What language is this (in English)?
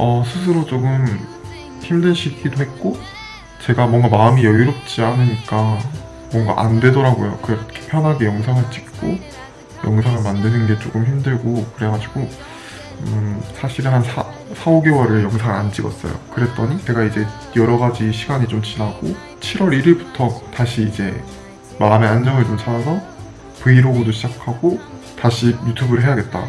Korean